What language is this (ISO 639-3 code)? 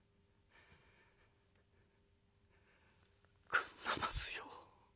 jpn